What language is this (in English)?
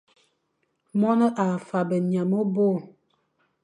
Fang